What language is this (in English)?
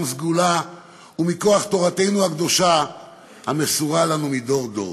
Hebrew